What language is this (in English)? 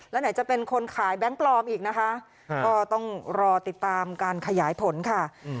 Thai